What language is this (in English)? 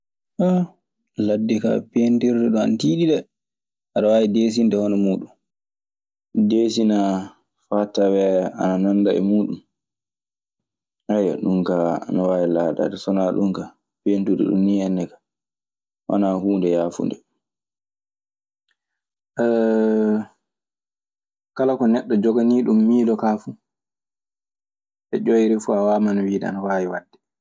Maasina Fulfulde